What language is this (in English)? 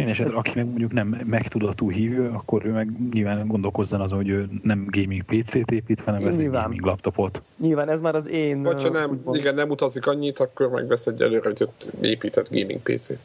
Hungarian